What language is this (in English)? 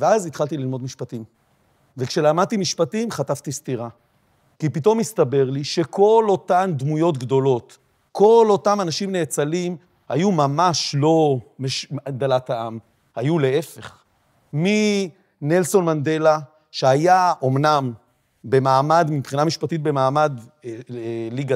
Hebrew